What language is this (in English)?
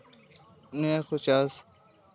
Santali